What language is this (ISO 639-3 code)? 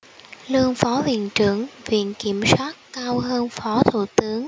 vie